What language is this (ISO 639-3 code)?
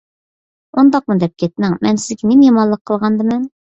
uig